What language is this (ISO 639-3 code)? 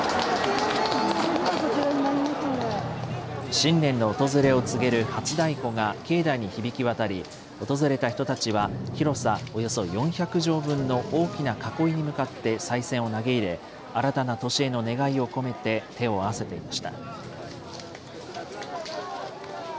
jpn